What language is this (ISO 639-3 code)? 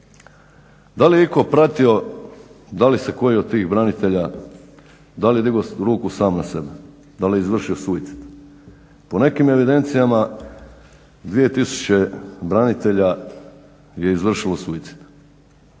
hrv